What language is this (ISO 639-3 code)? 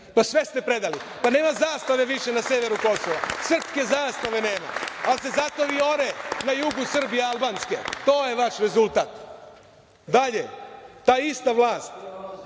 srp